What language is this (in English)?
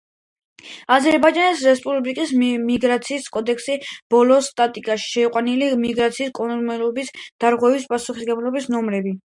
Georgian